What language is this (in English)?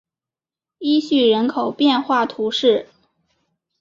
Chinese